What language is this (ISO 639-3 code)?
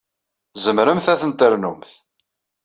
kab